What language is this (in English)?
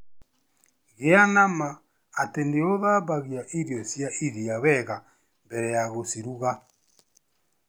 Kikuyu